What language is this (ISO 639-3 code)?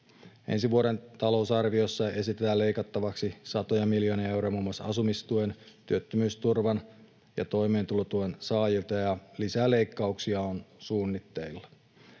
fin